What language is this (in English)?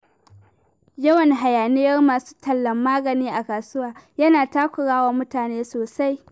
Hausa